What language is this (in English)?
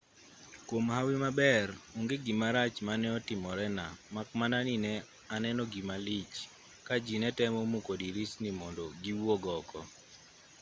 Luo (Kenya and Tanzania)